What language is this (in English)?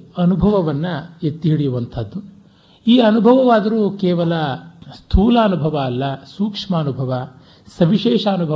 Kannada